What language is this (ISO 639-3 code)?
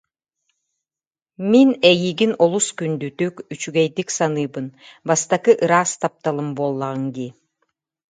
sah